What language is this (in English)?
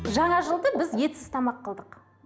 Kazakh